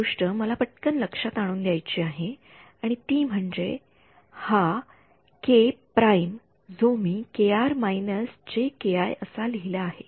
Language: Marathi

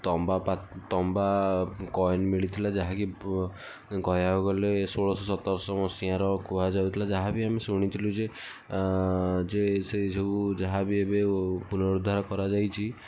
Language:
Odia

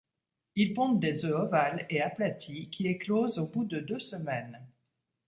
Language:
French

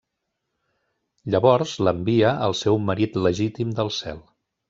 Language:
Catalan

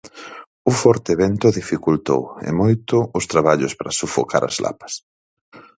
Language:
Galician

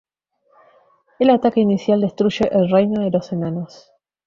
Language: Spanish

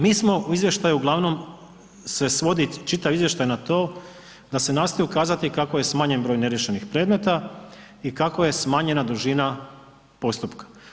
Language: Croatian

